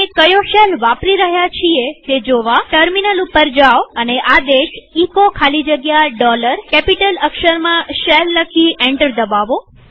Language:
Gujarati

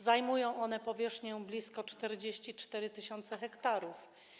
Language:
Polish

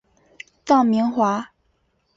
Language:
Chinese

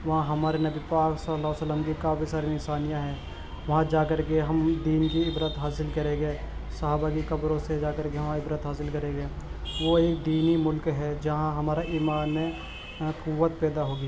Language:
Urdu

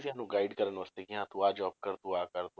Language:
Punjabi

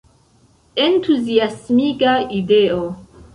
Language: Esperanto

